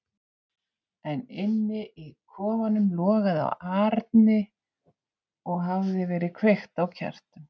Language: Icelandic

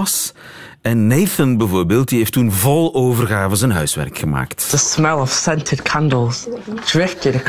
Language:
Dutch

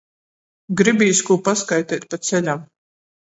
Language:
Latgalian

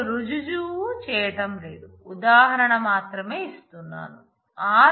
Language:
Telugu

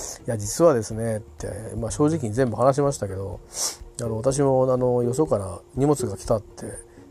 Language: Japanese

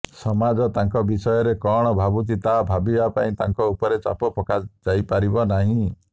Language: Odia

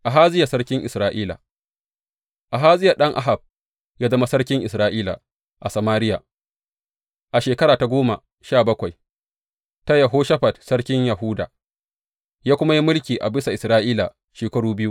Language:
Hausa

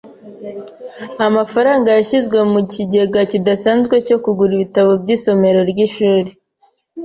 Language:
Kinyarwanda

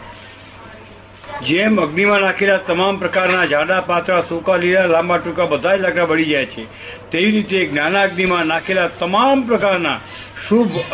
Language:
Gujarati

